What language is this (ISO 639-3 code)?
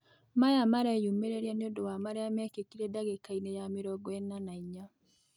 kik